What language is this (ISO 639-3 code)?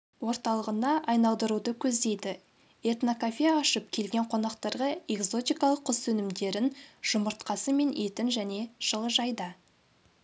kaz